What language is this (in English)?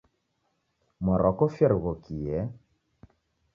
Taita